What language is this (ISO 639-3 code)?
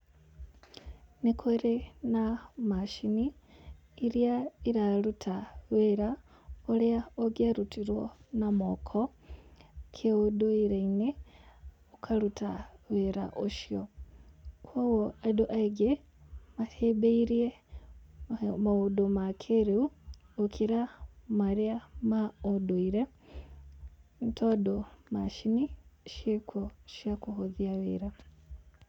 kik